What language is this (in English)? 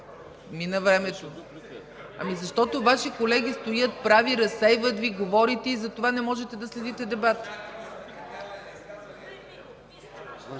Bulgarian